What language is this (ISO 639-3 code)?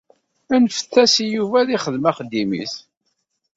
kab